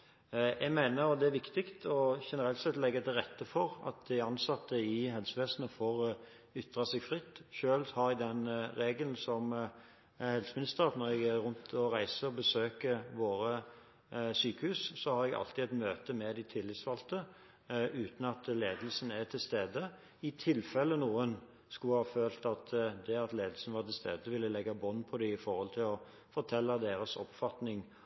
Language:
Norwegian Bokmål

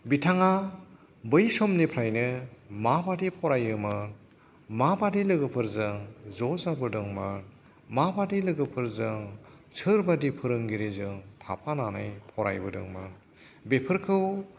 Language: Bodo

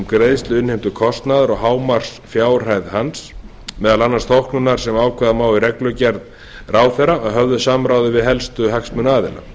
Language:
Icelandic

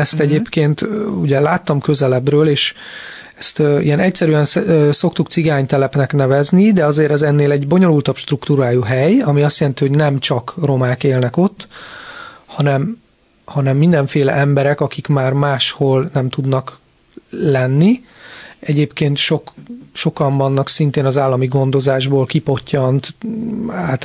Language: Hungarian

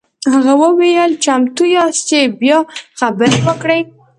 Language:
Pashto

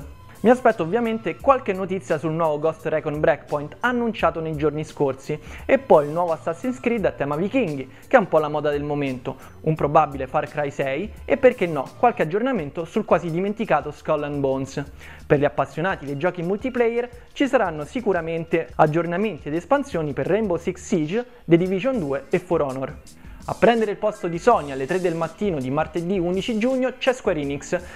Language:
Italian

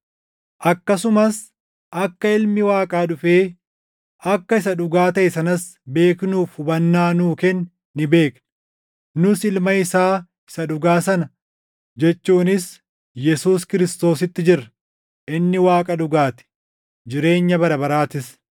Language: Oromo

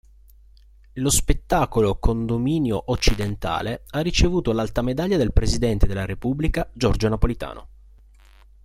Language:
Italian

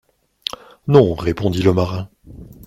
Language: French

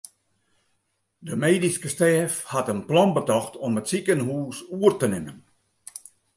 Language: Western Frisian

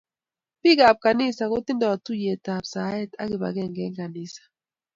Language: Kalenjin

